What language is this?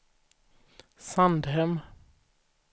Swedish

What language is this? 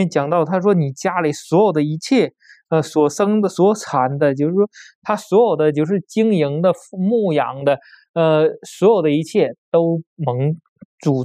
Chinese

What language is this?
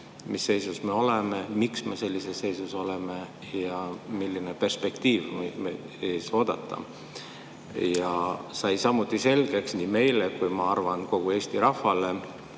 Estonian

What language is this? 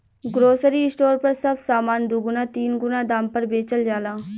Bhojpuri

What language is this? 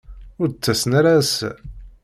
Kabyle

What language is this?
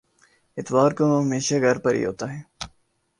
Urdu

